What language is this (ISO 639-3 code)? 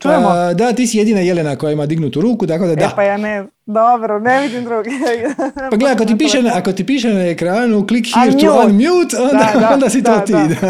hrv